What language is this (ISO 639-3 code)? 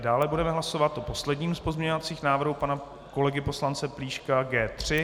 ces